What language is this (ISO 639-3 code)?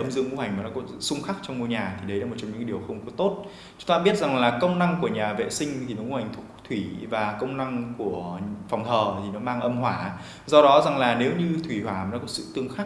vie